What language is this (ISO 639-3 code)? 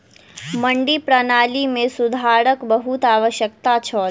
mai